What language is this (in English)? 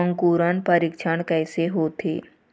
Chhattisgarhi